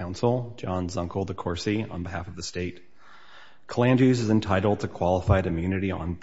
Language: English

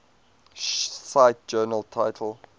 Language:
English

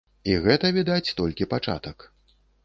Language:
Belarusian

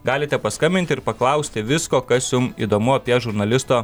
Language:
Lithuanian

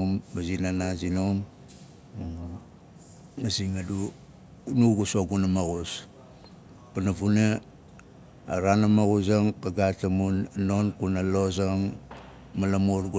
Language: Nalik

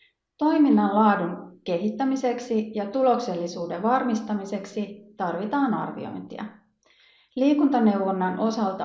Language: Finnish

